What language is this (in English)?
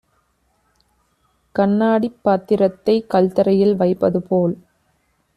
Tamil